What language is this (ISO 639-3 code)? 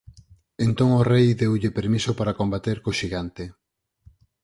glg